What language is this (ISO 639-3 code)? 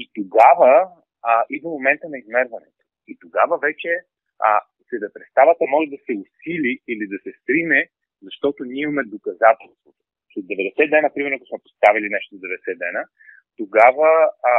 bul